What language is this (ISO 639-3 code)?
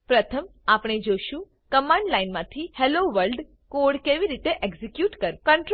guj